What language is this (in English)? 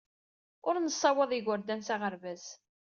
Kabyle